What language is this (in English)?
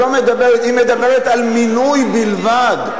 Hebrew